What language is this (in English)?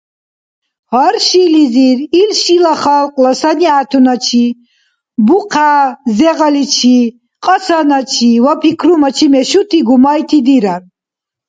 Dargwa